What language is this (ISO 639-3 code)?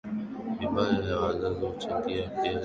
swa